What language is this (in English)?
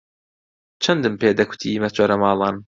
Central Kurdish